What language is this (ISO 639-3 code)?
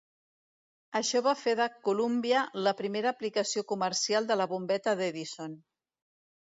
cat